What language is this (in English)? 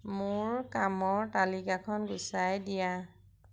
Assamese